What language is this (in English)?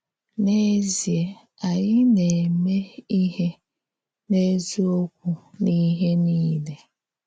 Igbo